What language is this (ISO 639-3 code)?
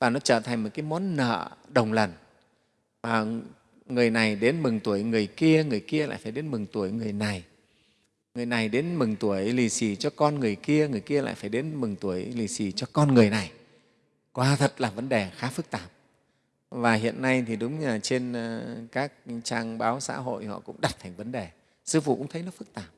vie